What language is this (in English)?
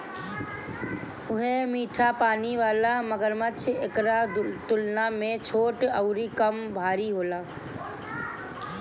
Bhojpuri